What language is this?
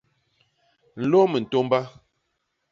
Basaa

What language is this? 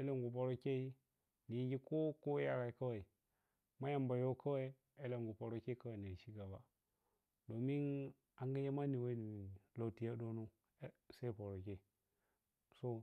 Piya-Kwonci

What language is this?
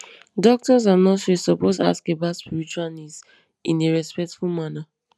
Nigerian Pidgin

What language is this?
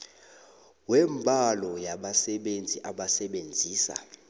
South Ndebele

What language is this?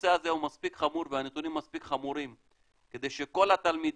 Hebrew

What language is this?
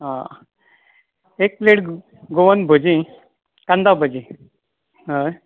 Konkani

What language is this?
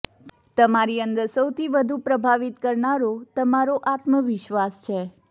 Gujarati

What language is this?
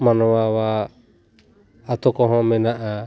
Santali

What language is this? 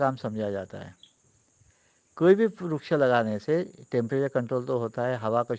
Marathi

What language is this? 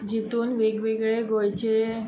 Konkani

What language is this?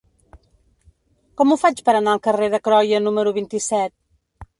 Catalan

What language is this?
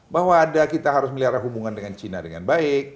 Indonesian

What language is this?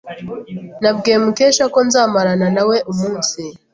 Kinyarwanda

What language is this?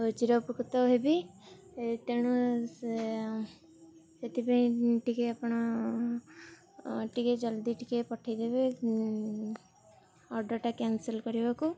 Odia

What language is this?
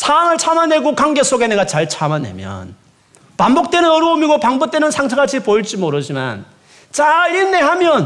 Korean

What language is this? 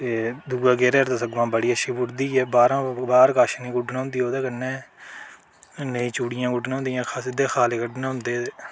Dogri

